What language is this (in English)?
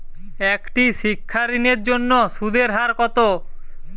Bangla